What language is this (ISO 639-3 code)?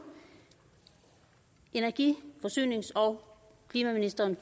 dan